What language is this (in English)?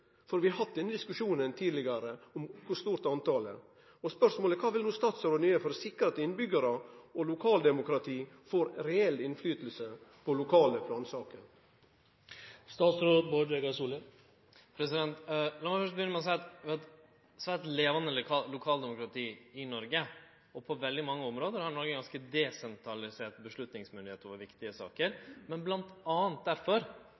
Norwegian Nynorsk